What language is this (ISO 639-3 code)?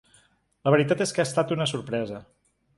cat